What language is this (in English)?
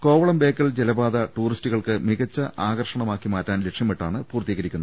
Malayalam